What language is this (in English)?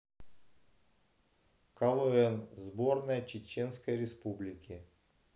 Russian